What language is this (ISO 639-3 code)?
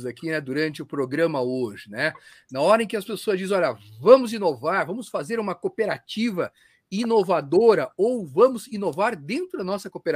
por